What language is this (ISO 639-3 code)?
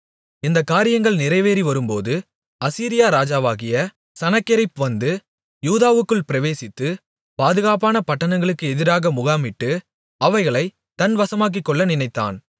tam